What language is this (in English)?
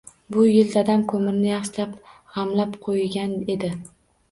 Uzbek